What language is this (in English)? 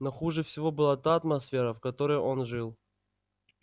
Russian